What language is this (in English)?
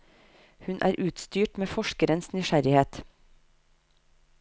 Norwegian